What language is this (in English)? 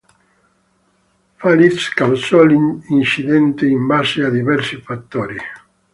Italian